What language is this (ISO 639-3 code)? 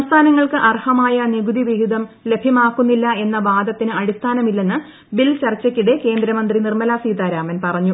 mal